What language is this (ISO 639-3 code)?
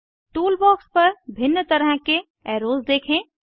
hin